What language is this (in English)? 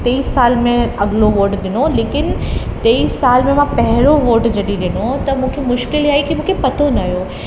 Sindhi